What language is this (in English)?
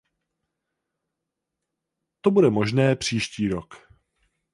Czech